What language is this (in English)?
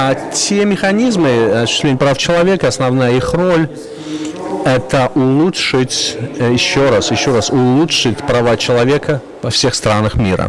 Russian